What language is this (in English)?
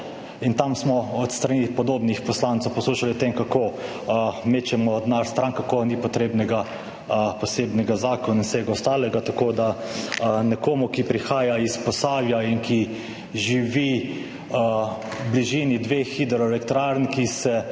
Slovenian